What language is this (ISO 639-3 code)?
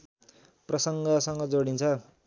nep